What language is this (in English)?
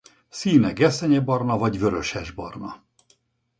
Hungarian